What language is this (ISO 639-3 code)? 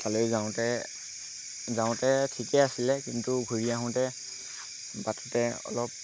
asm